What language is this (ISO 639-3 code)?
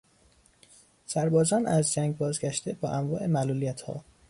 fas